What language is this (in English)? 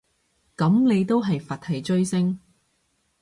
Cantonese